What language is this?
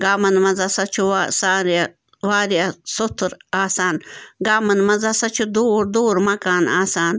Kashmiri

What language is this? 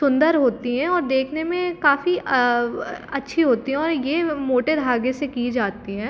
Hindi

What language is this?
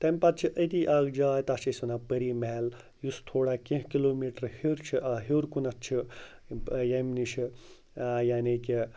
Kashmiri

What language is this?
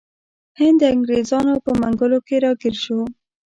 Pashto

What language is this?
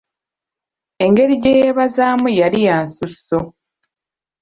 Ganda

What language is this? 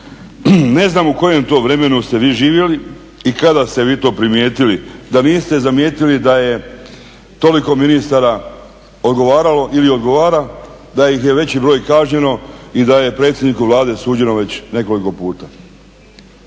Croatian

